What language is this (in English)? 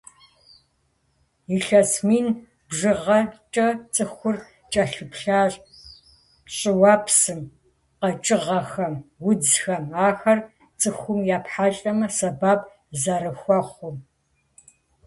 Kabardian